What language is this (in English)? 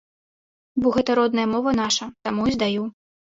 Belarusian